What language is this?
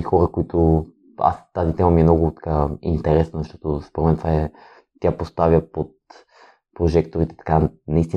Bulgarian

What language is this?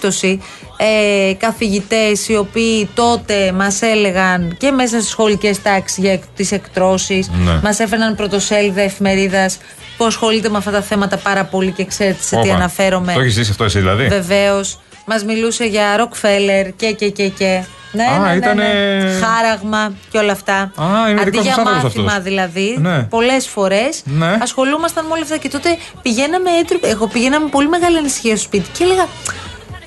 Greek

